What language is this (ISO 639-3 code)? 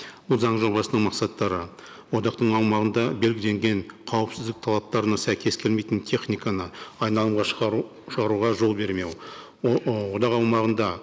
kaz